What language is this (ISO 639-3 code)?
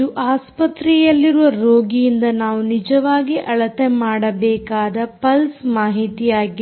kan